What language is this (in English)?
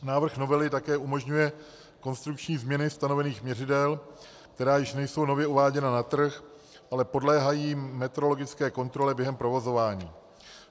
Czech